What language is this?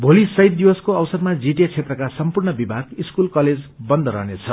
Nepali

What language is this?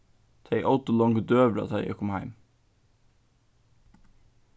Faroese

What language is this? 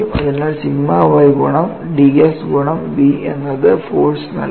Malayalam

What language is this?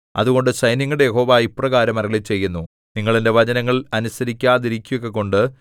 Malayalam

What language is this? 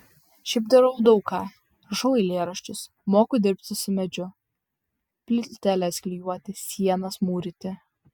Lithuanian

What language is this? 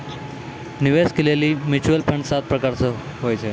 Maithili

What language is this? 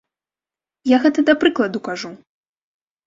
Belarusian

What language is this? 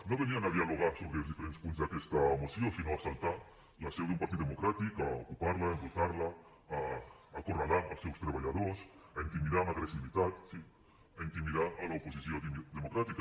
Catalan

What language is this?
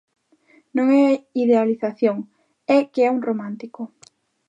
Galician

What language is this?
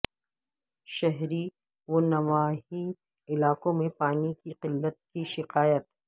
Urdu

